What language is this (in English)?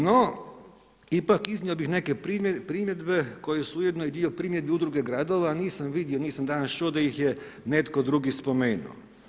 Croatian